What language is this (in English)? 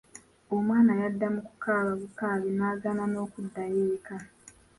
Ganda